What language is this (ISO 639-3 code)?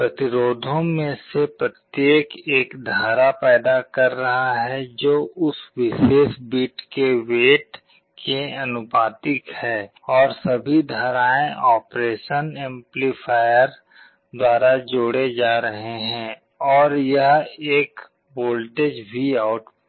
hin